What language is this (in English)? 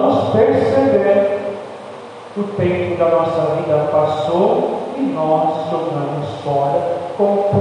Portuguese